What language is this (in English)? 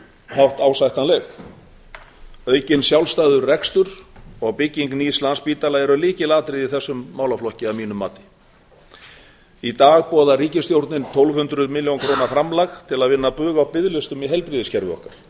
Icelandic